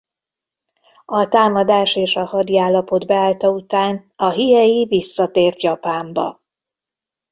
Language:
Hungarian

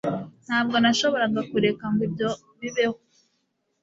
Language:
Kinyarwanda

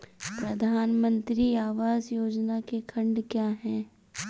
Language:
Hindi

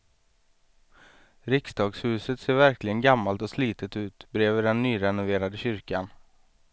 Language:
Swedish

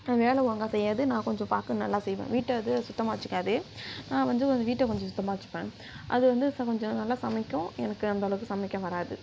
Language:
Tamil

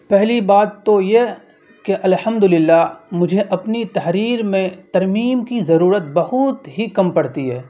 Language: Urdu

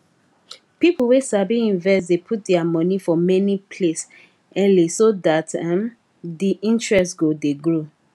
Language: Nigerian Pidgin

